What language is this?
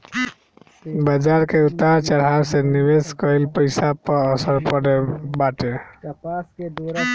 Bhojpuri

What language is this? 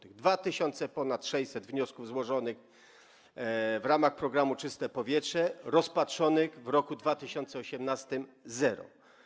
Polish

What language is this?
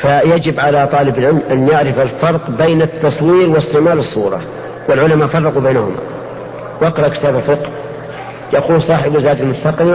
Arabic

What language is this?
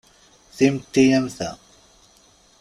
Kabyle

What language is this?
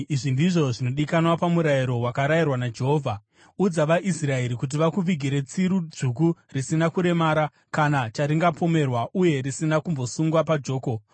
Shona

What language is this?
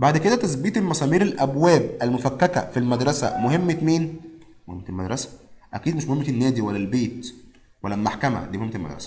Arabic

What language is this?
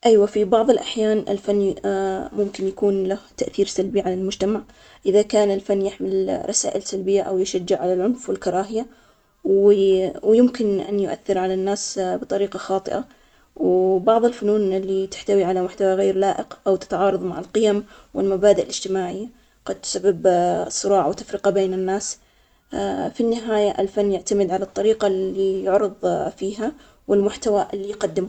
Omani Arabic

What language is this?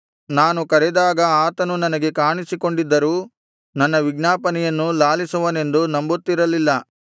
Kannada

